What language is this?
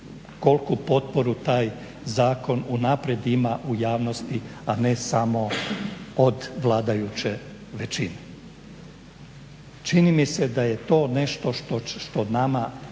Croatian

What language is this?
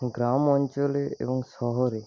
Bangla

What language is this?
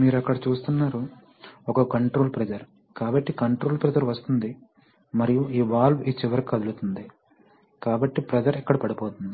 Telugu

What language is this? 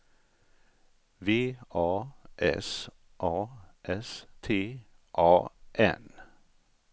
Swedish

